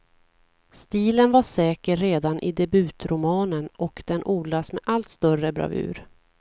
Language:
Swedish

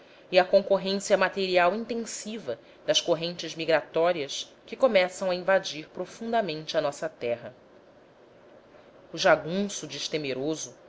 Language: Portuguese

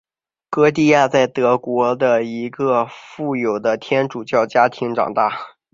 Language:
Chinese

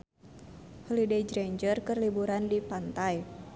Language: Sundanese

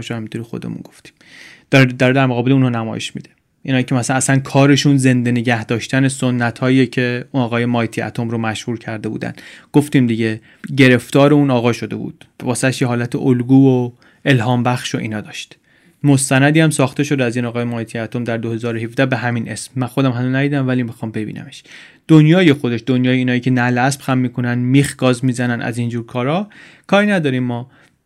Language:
Persian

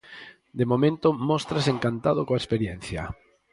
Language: Galician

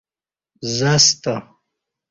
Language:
Kati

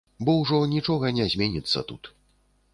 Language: Belarusian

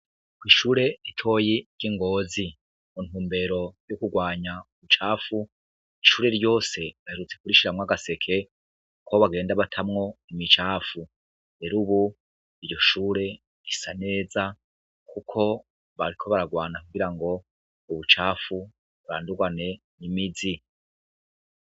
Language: Rundi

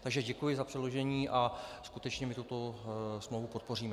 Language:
Czech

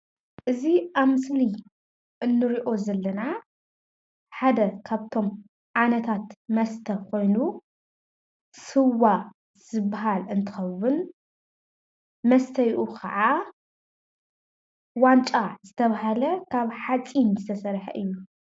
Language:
Tigrinya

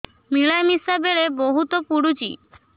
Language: Odia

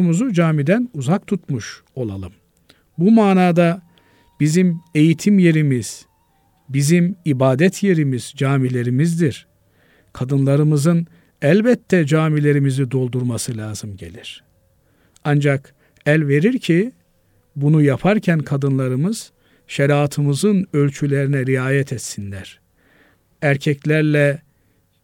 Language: Turkish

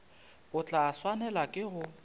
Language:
Northern Sotho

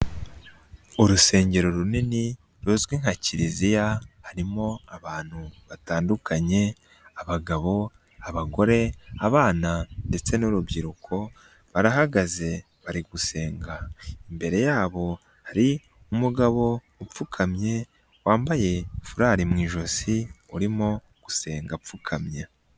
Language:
Kinyarwanda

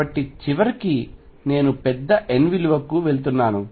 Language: Telugu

